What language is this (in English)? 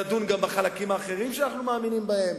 Hebrew